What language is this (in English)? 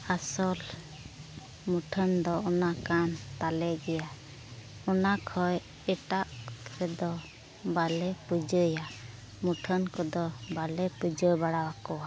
Santali